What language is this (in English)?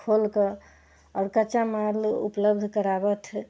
Maithili